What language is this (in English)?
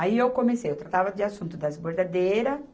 Portuguese